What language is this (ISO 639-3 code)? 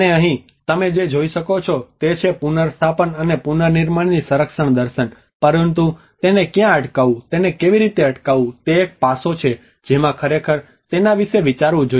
guj